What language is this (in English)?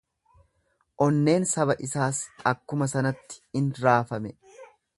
Oromo